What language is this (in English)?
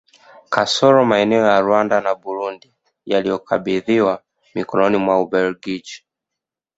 Swahili